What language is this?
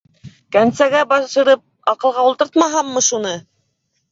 Bashkir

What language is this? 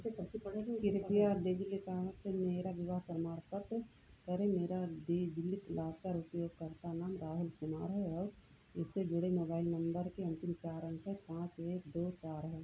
Hindi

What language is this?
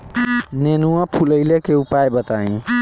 Bhojpuri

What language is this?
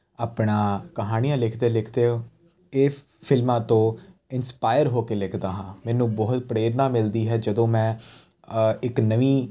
Punjabi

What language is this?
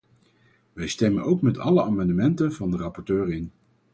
Dutch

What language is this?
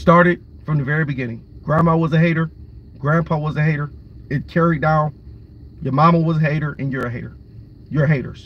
English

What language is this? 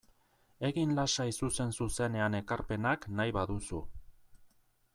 Basque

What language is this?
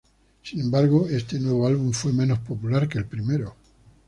Spanish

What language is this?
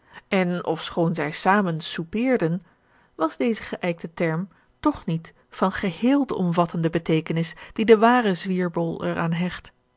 Dutch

